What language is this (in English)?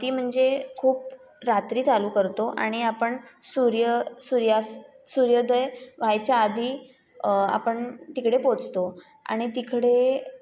Marathi